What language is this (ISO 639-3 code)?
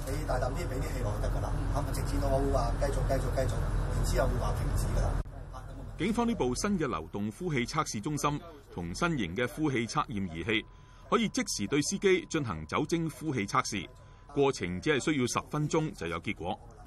zho